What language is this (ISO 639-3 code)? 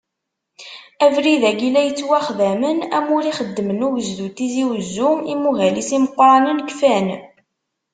kab